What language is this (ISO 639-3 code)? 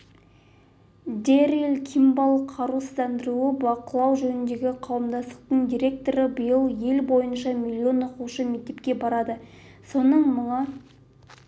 kaz